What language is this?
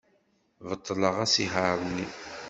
Kabyle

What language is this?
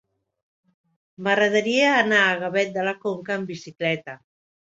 Catalan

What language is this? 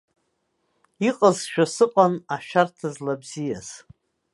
Abkhazian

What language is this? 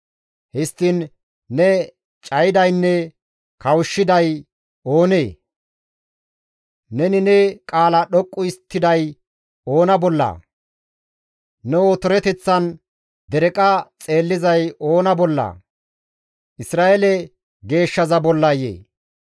Gamo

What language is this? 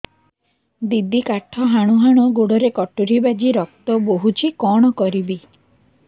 Odia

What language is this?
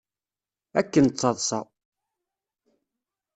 Kabyle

